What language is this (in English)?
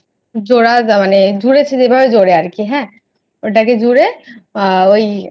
Bangla